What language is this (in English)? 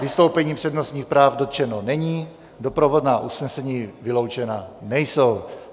Czech